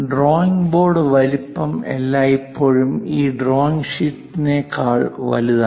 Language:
Malayalam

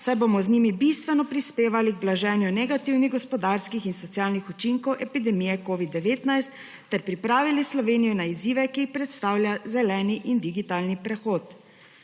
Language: Slovenian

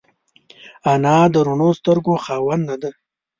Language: Pashto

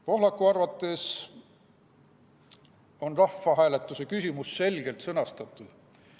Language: Estonian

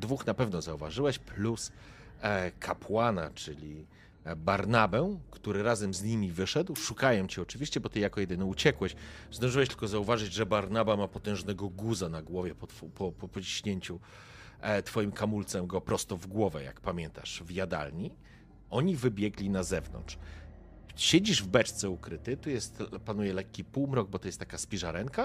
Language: Polish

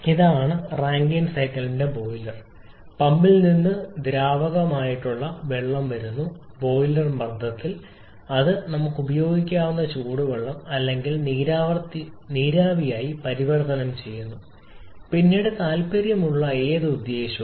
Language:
Malayalam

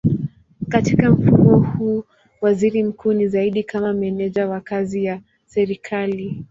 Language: Swahili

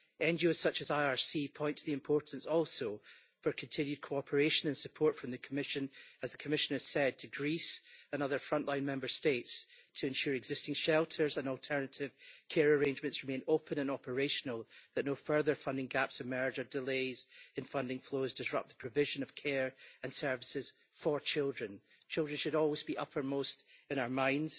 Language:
English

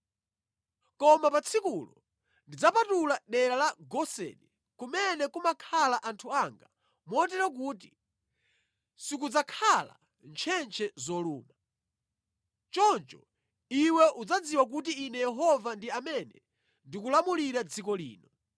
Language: Nyanja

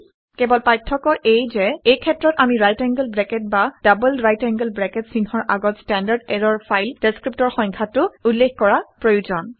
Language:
Assamese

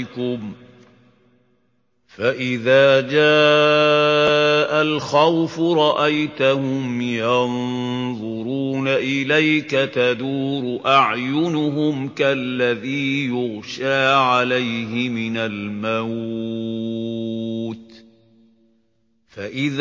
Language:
Arabic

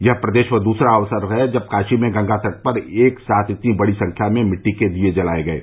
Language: Hindi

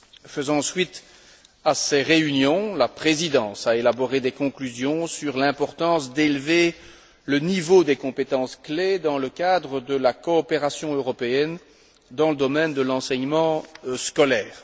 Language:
French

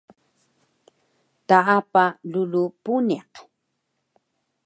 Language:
Taroko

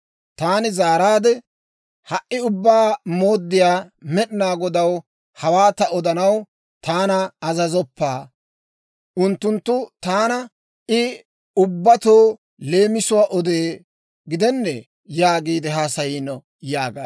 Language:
Dawro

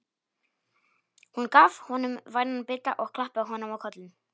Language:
Icelandic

